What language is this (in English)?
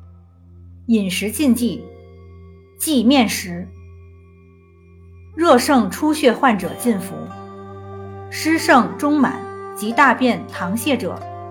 Chinese